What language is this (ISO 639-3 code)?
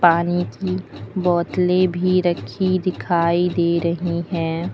hin